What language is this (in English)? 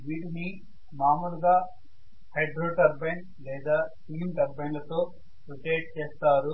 Telugu